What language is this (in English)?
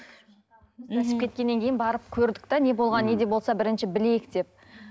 Kazakh